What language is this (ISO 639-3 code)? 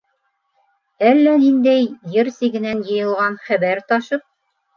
bak